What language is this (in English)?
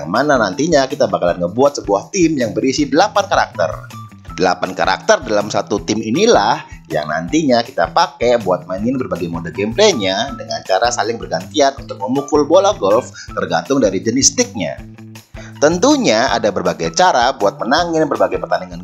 Indonesian